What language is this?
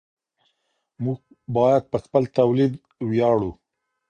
Pashto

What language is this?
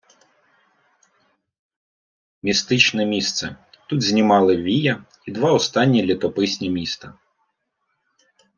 Ukrainian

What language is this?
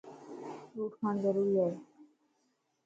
Lasi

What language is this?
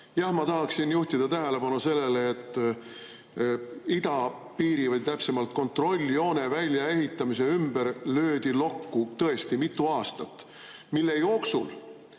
Estonian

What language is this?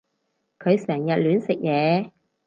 Cantonese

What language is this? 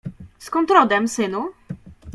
Polish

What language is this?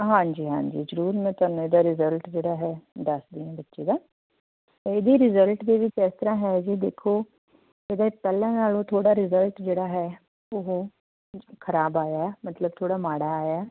Punjabi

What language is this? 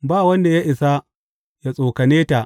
Hausa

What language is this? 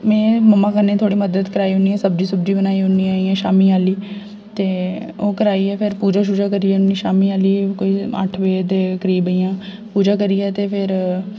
Dogri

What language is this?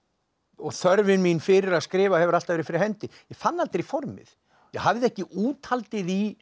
Icelandic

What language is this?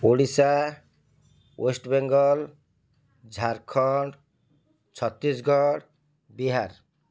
Odia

